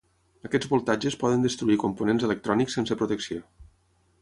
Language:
Catalan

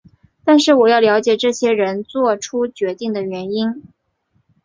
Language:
Chinese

